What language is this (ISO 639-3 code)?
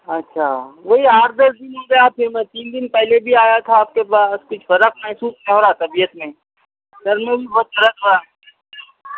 urd